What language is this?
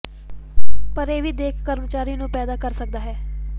Punjabi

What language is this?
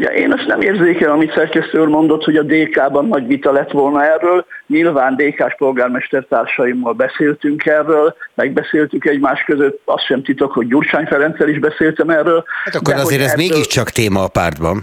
Hungarian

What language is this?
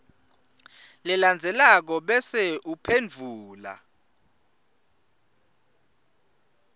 Swati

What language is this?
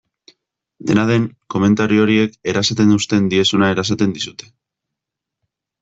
Basque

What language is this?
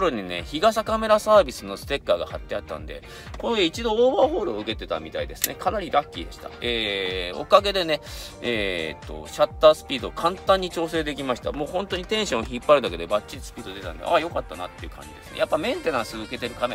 Japanese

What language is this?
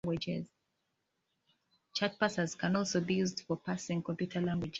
English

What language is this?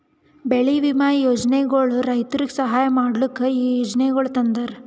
Kannada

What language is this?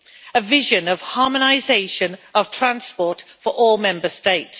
English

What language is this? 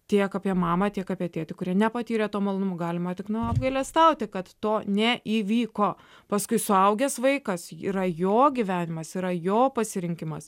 Lithuanian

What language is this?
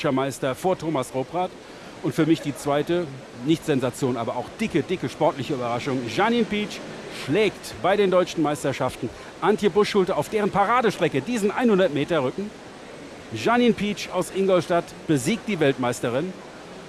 German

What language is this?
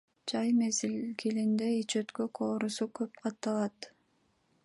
Kyrgyz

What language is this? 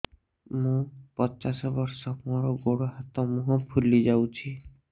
Odia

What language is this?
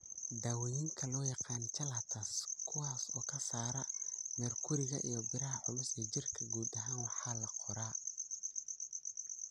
Somali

